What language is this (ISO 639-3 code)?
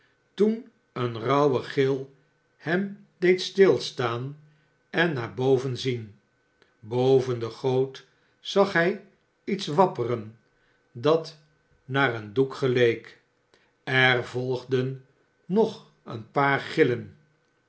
nld